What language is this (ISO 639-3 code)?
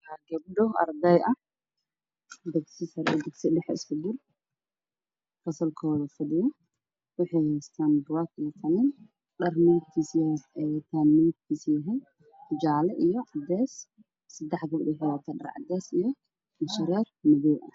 som